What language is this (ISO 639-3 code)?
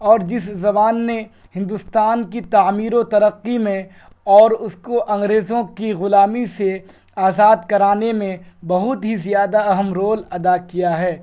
urd